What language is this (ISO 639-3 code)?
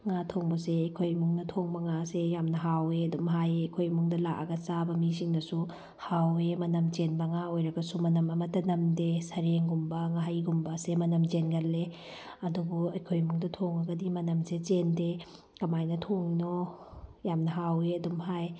mni